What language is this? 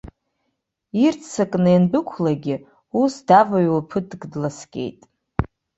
Abkhazian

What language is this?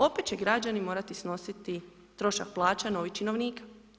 Croatian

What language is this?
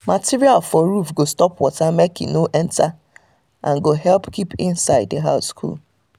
Nigerian Pidgin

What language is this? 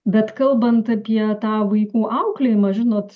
Lithuanian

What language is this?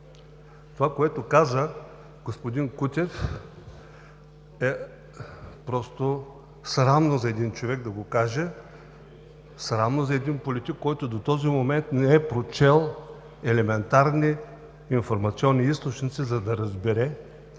Bulgarian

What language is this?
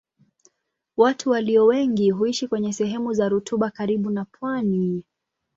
Swahili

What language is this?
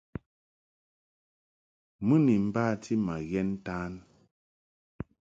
Mungaka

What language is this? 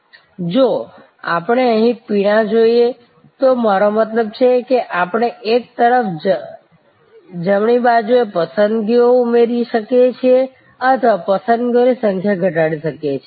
Gujarati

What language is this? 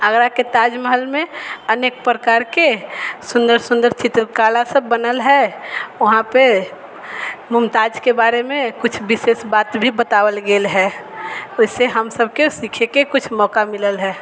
Maithili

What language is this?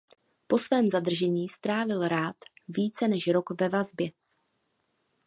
Czech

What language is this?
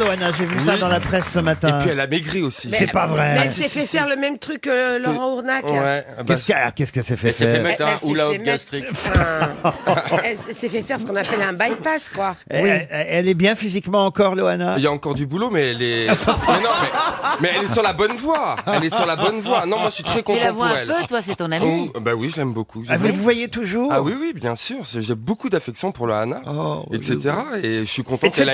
French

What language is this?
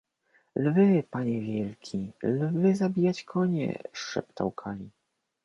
Polish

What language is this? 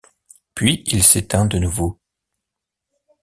French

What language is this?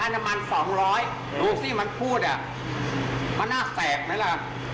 Thai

